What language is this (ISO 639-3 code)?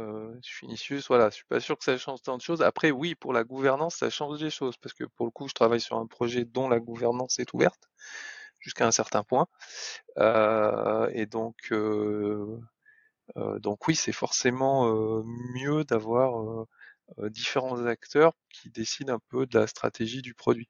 fra